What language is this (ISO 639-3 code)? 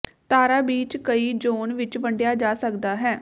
pan